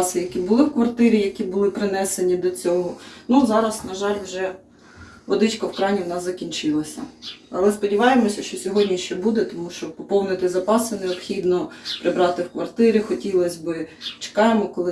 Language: Ukrainian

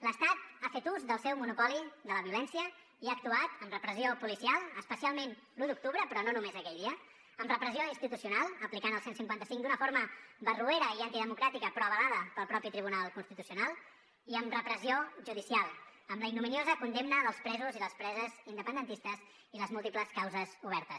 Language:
Catalan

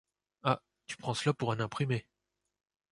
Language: French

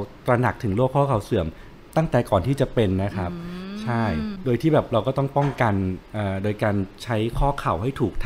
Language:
Thai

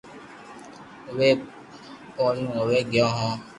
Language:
Loarki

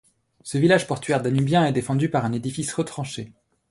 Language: French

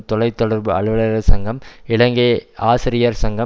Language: Tamil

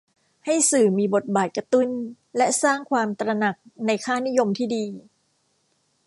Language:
Thai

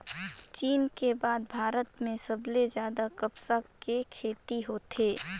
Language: Chhattisgarhi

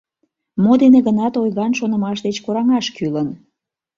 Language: Mari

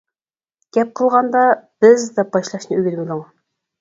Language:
Uyghur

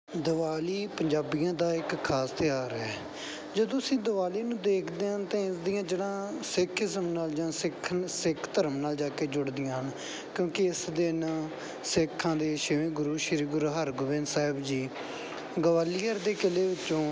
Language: Punjabi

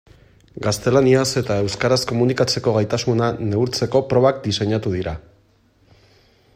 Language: Basque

